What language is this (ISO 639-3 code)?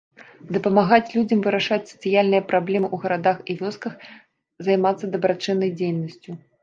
bel